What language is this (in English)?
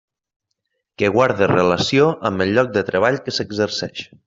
Catalan